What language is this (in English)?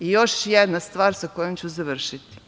Serbian